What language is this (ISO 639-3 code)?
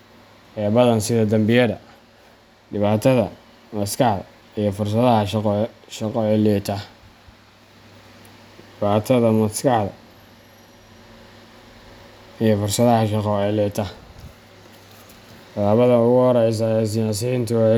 som